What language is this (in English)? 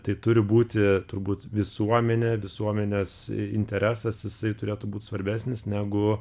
Lithuanian